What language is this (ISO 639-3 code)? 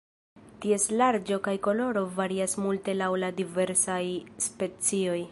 epo